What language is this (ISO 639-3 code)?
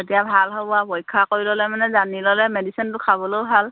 asm